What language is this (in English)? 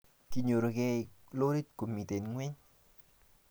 Kalenjin